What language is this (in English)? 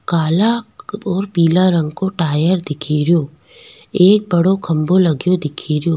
Rajasthani